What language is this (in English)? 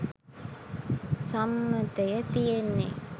Sinhala